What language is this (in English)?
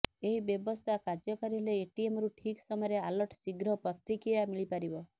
Odia